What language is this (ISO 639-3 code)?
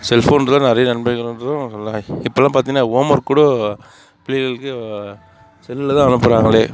tam